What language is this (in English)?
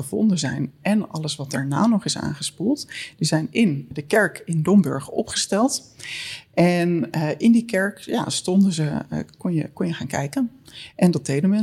Dutch